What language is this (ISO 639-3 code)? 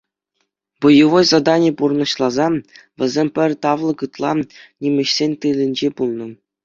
chv